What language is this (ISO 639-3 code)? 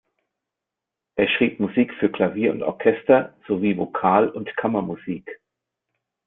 deu